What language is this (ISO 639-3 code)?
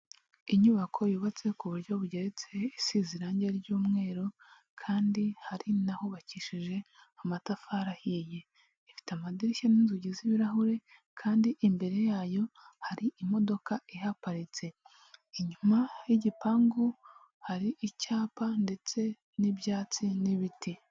kin